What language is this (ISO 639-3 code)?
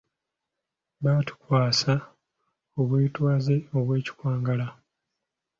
lug